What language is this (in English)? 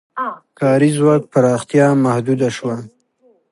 Pashto